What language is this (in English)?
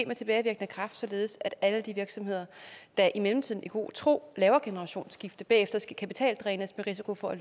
Danish